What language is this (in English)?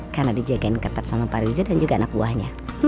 Indonesian